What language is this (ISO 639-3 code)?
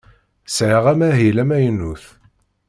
kab